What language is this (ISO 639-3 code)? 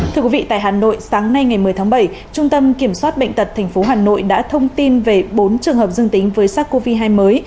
vie